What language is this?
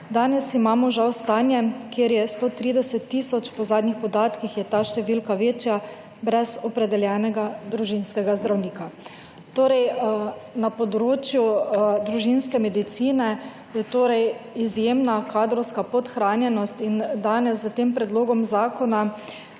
Slovenian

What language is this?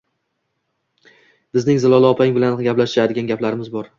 Uzbek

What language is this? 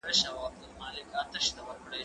Pashto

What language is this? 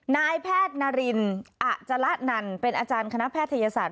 Thai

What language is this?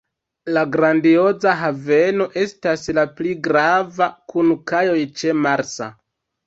Esperanto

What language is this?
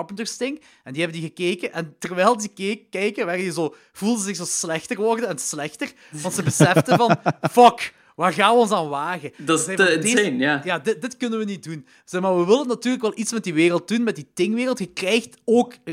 Dutch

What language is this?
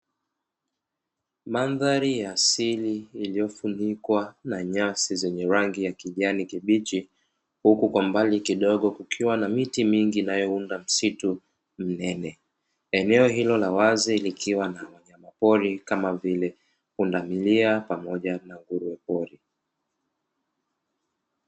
Swahili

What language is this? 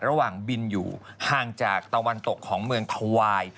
Thai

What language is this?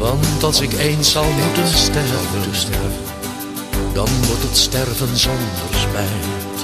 Dutch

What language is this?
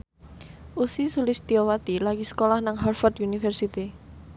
Javanese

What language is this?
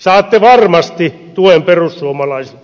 Finnish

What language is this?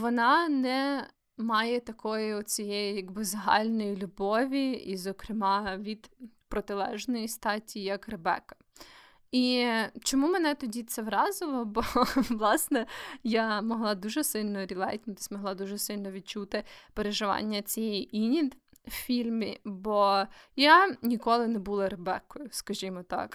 Ukrainian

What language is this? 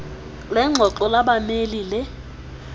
Xhosa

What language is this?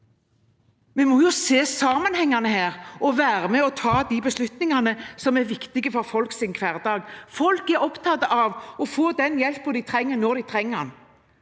Norwegian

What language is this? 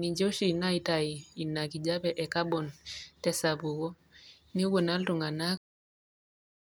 Masai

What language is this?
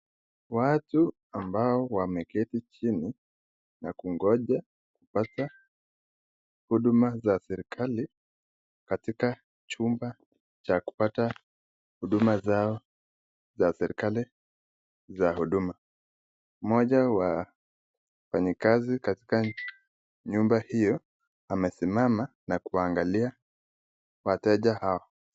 Swahili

